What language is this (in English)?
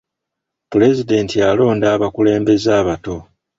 Ganda